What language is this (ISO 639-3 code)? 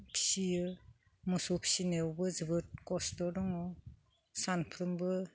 brx